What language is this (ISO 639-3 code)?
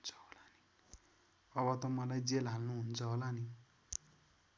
nep